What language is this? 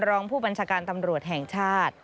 Thai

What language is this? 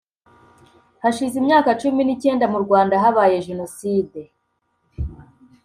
Kinyarwanda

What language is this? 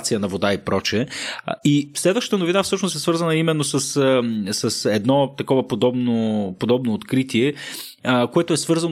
Bulgarian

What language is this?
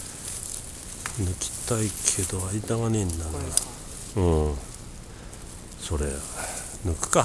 Japanese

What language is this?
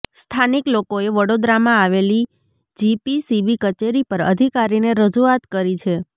Gujarati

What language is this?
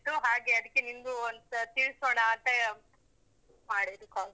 Kannada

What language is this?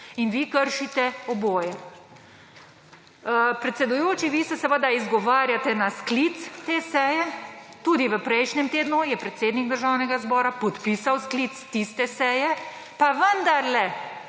Slovenian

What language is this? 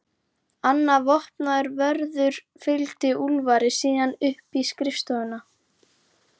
Icelandic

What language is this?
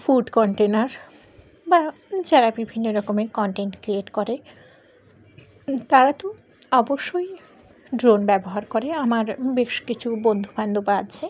Bangla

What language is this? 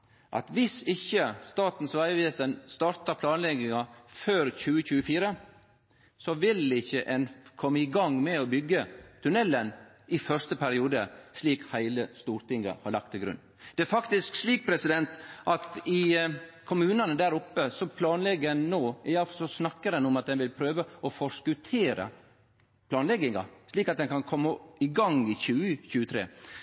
Norwegian Nynorsk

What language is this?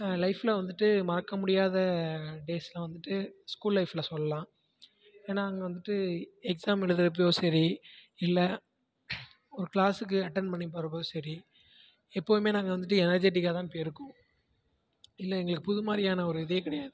Tamil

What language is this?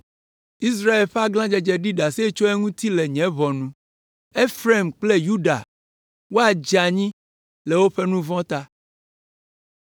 Ewe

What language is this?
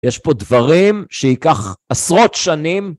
Hebrew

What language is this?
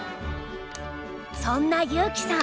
Japanese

